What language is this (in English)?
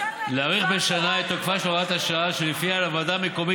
Hebrew